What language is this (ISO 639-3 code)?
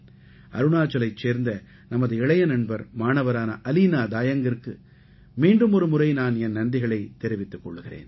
tam